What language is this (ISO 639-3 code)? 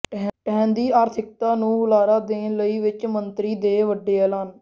pan